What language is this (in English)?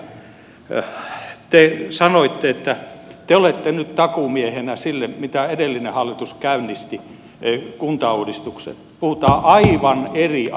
Finnish